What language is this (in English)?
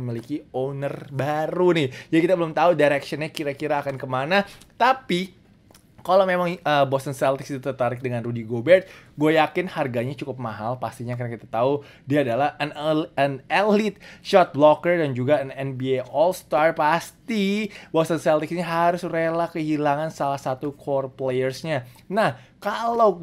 Indonesian